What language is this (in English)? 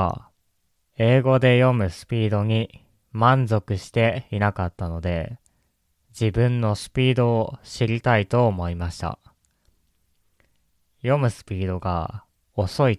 Japanese